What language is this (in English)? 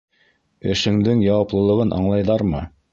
Bashkir